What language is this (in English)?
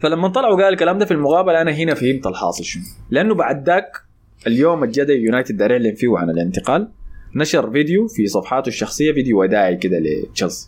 Arabic